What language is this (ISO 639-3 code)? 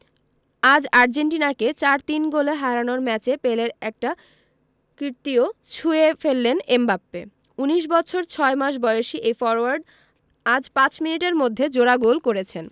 ben